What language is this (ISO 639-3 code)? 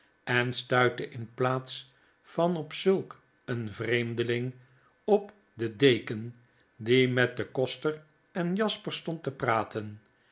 nld